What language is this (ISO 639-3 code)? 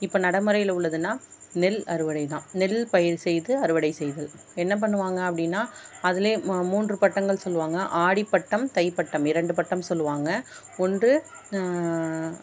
tam